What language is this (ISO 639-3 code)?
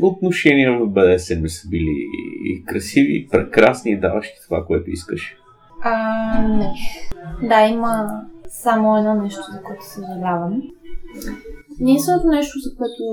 bul